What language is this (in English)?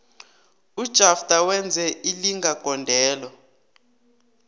South Ndebele